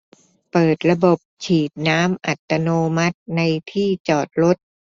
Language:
Thai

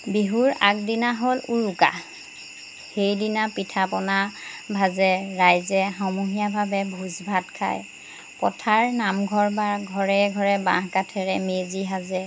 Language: Assamese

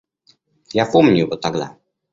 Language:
Russian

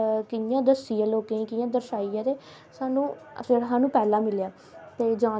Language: Dogri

